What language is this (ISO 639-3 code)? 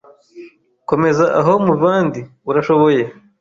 kin